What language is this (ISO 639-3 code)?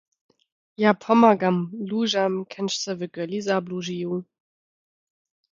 dsb